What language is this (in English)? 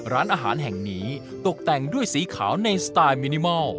Thai